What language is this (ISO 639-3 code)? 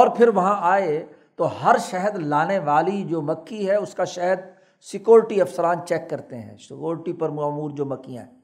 urd